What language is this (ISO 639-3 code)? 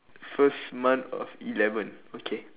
eng